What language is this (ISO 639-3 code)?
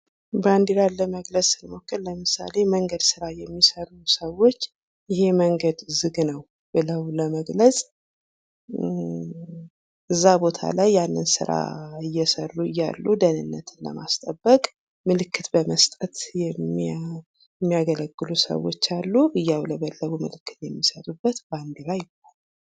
amh